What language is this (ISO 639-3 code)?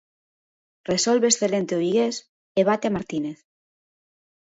glg